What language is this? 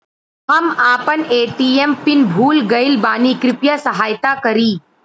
Bhojpuri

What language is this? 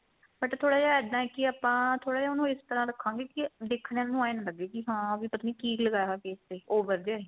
Punjabi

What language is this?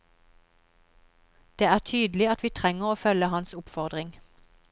Norwegian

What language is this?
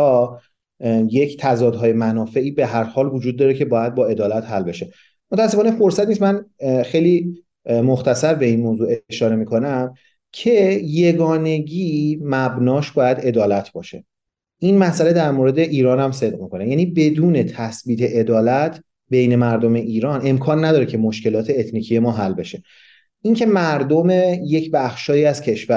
Persian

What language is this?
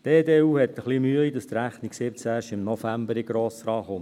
Swiss German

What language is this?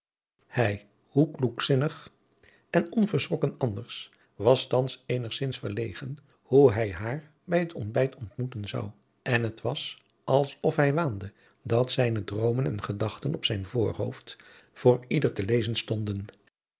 Dutch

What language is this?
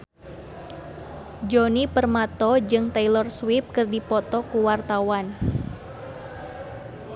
Sundanese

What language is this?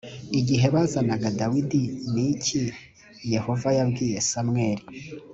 Kinyarwanda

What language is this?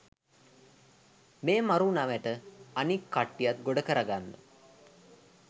Sinhala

